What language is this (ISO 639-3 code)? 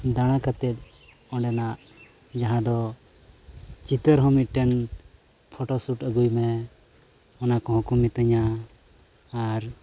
sat